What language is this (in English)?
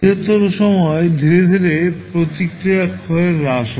Bangla